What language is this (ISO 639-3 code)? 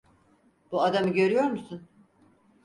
tur